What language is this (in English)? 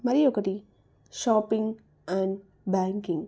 Telugu